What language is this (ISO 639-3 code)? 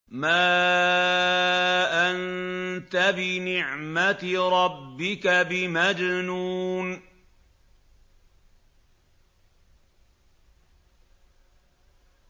ara